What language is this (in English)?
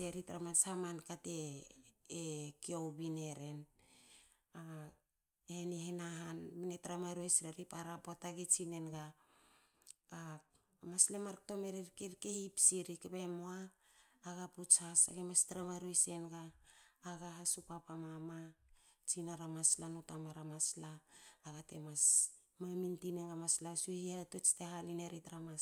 Hakö